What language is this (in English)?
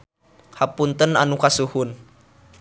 Sundanese